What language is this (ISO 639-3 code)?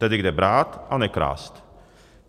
ces